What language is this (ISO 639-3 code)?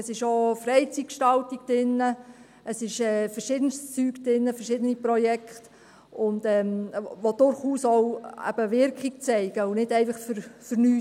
gsw